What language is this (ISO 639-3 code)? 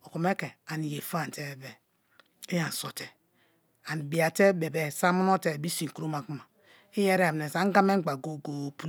ijn